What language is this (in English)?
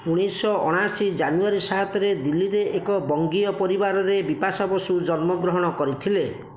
Odia